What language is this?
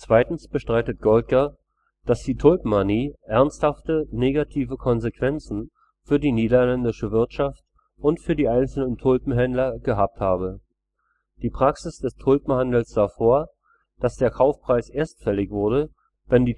German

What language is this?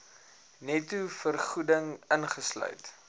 Afrikaans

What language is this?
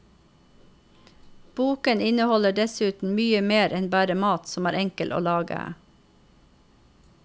Norwegian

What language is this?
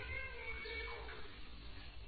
Kannada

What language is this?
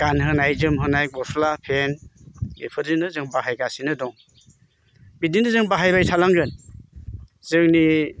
Bodo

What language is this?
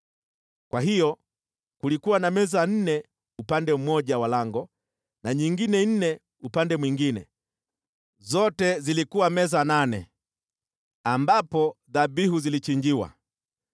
Swahili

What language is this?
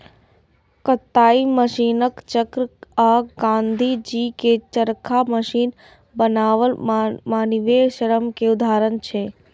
Maithili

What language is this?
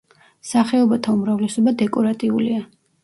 Georgian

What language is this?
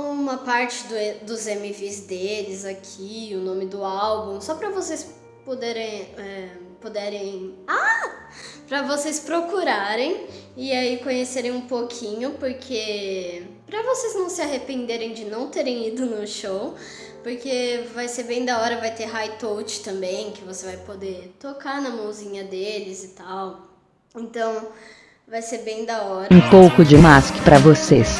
Portuguese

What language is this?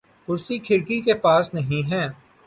Urdu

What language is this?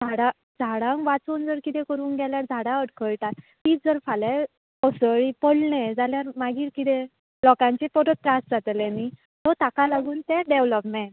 Konkani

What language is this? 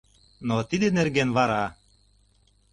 Mari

